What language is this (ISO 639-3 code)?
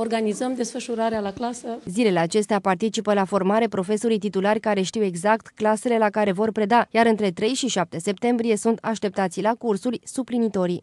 ron